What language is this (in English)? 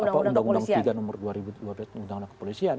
Indonesian